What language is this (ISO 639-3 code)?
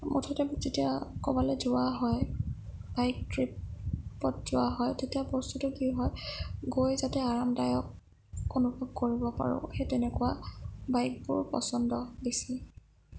asm